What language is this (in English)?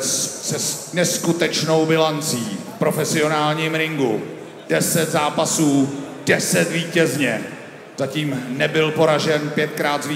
Czech